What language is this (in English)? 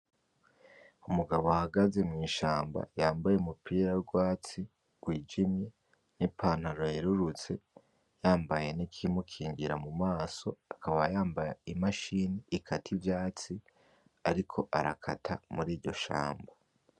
Rundi